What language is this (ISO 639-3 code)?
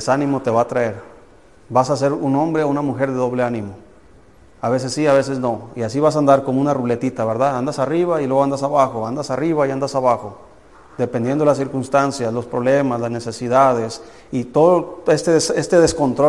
spa